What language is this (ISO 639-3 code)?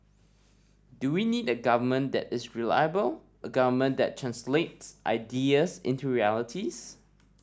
eng